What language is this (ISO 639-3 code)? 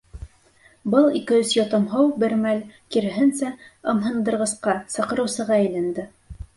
bak